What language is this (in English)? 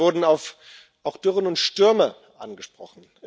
German